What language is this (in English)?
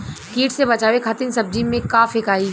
Bhojpuri